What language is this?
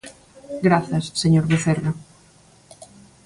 Galician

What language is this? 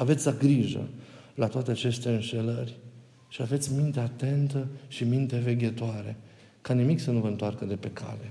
Romanian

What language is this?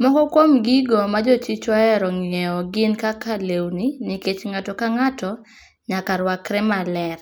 Luo (Kenya and Tanzania)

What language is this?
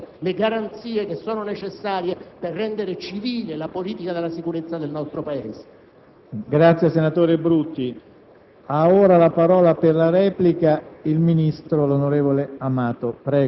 Italian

